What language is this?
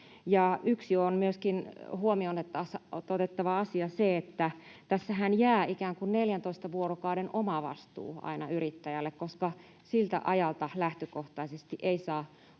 Finnish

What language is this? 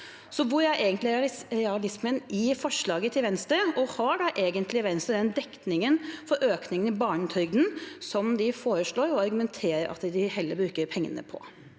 Norwegian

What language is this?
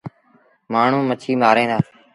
Sindhi Bhil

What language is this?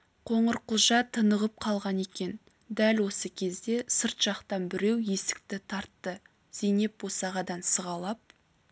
Kazakh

